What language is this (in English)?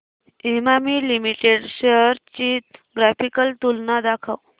Marathi